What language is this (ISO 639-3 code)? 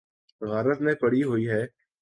urd